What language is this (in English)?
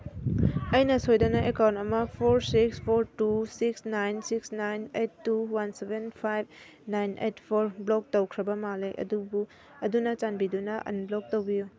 Manipuri